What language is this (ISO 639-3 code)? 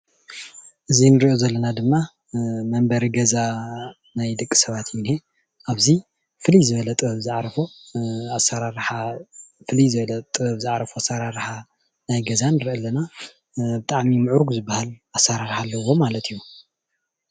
tir